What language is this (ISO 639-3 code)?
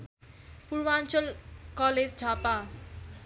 nep